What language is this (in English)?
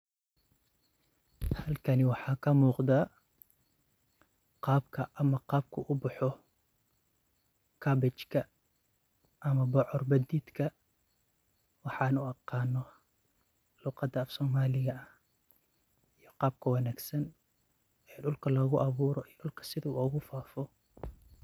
Somali